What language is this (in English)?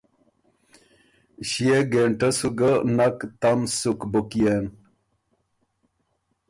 Ormuri